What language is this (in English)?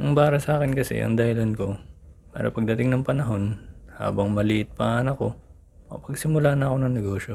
Filipino